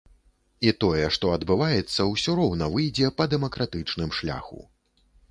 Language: Belarusian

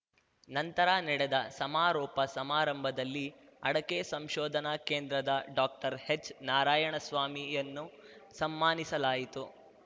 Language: Kannada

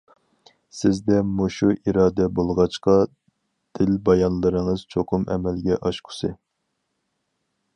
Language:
Uyghur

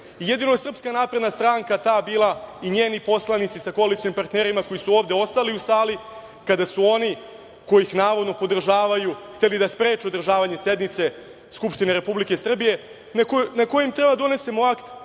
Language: Serbian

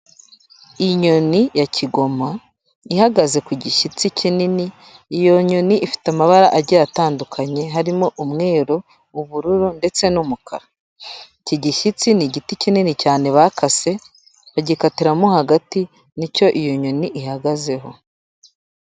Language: Kinyarwanda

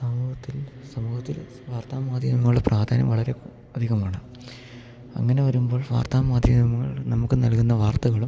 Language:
Malayalam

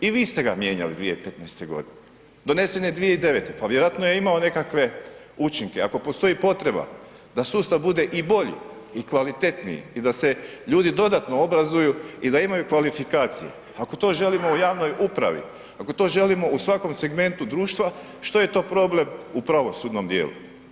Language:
Croatian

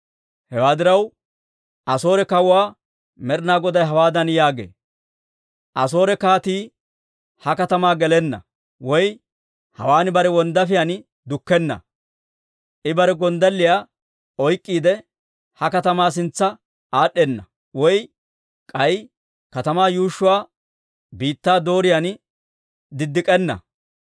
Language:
Dawro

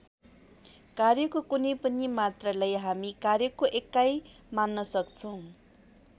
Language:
Nepali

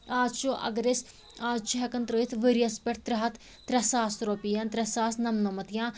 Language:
Kashmiri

